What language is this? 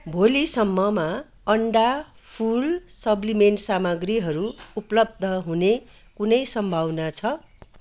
Nepali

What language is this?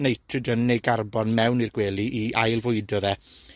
Welsh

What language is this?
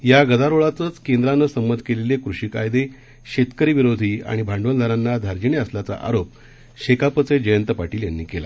Marathi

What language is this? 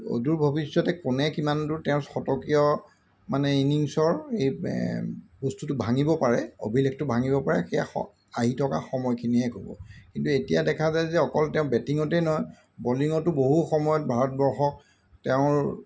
Assamese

